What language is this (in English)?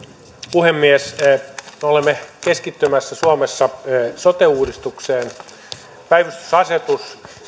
Finnish